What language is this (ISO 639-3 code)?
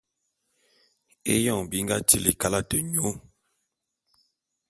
bum